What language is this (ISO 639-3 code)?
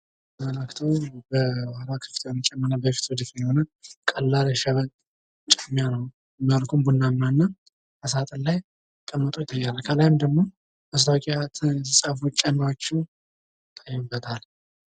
amh